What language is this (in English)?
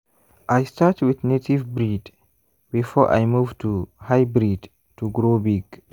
Nigerian Pidgin